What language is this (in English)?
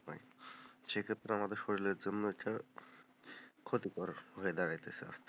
Bangla